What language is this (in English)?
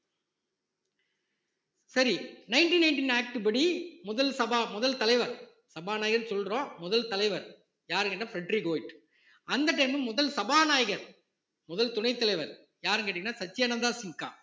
Tamil